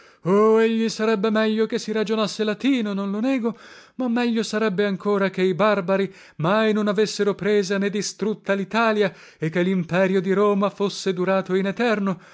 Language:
Italian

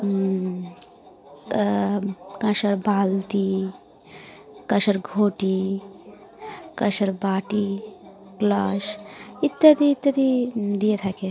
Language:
Bangla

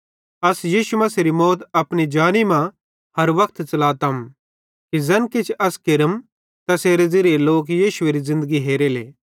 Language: Bhadrawahi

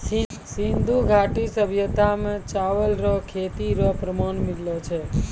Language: Maithili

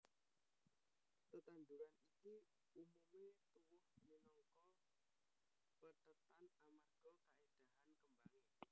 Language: Javanese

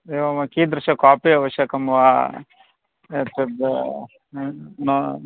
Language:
Sanskrit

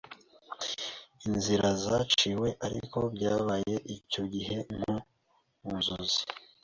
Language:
Kinyarwanda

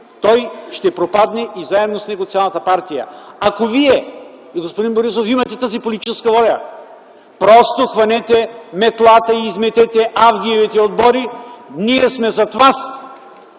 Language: Bulgarian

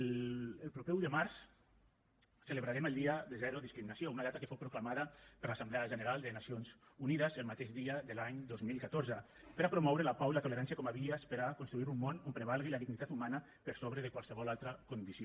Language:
Catalan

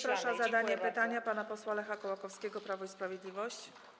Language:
Polish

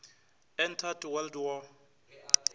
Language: Northern Sotho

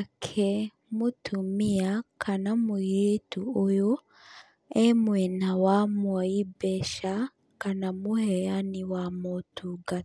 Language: Kikuyu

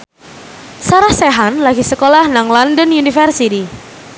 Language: Javanese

